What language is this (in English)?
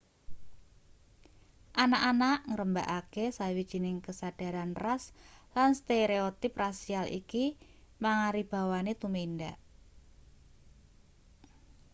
Javanese